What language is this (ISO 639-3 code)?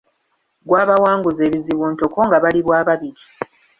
lug